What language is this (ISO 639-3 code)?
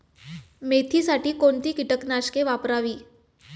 mar